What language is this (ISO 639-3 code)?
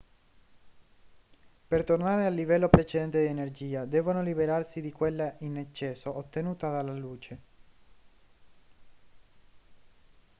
ita